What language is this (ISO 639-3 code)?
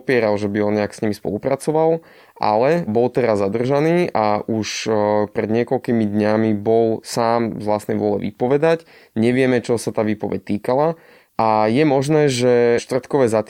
slk